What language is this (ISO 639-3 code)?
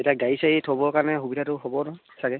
asm